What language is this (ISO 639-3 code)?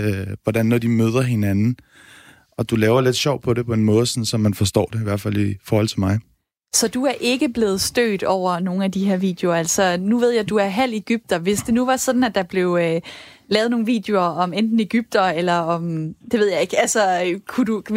dan